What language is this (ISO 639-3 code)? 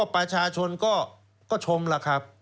tha